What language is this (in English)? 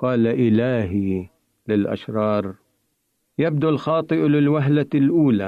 Arabic